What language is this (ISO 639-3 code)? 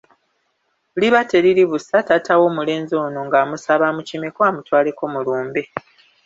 lug